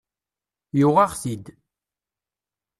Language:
Kabyle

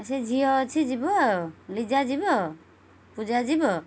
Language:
Odia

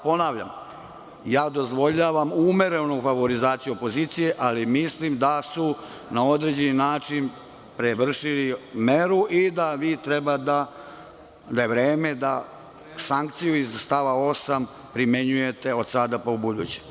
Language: Serbian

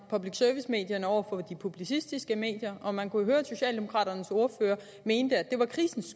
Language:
Danish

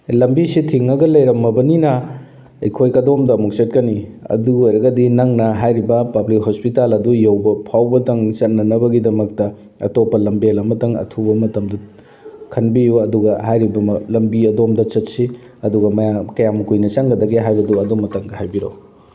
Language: Manipuri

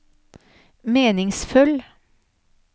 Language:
Norwegian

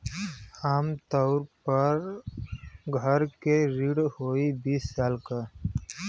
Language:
Bhojpuri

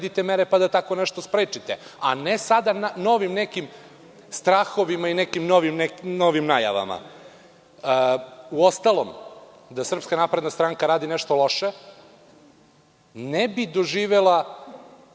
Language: Serbian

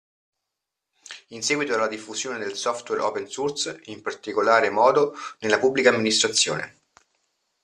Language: Italian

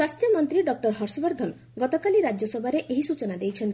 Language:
Odia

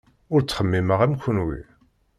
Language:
Kabyle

